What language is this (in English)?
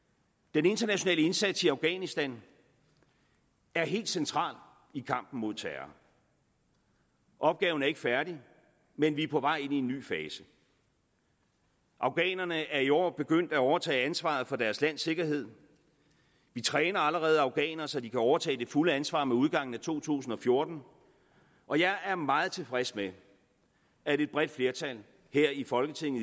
Danish